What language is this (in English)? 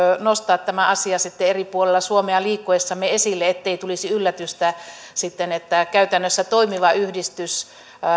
Finnish